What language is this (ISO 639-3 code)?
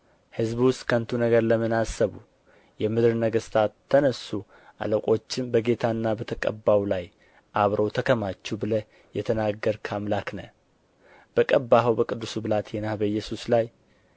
amh